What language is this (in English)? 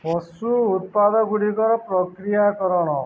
Odia